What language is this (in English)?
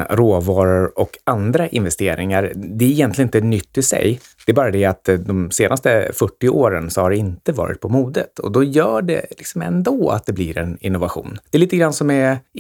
Swedish